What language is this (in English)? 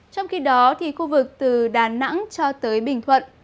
Vietnamese